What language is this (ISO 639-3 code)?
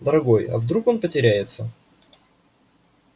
rus